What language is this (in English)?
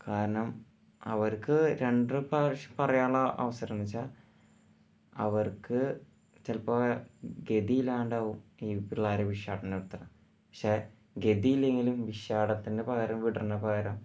Malayalam